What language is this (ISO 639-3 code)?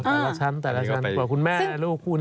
tha